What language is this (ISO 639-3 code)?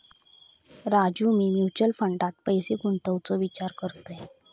mar